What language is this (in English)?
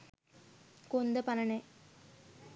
Sinhala